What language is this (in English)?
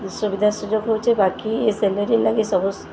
Odia